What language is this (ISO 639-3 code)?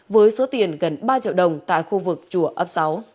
vie